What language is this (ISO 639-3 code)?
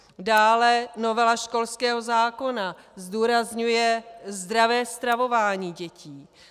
ces